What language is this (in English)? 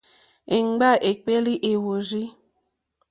Mokpwe